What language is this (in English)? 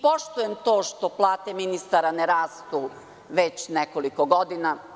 Serbian